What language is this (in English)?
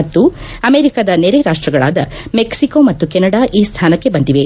Kannada